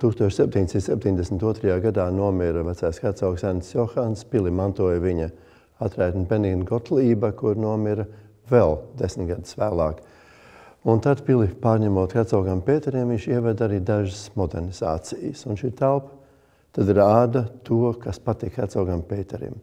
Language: Latvian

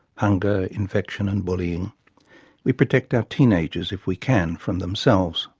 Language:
English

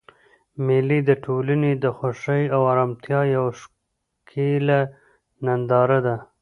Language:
Pashto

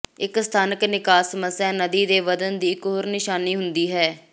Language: Punjabi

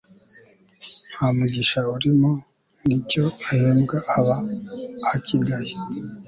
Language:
Kinyarwanda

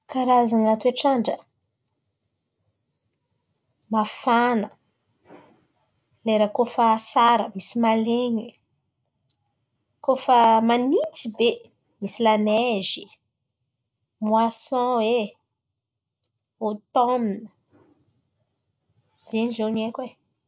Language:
Antankarana Malagasy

